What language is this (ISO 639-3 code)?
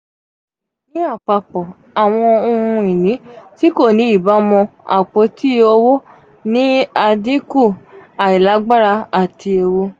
yor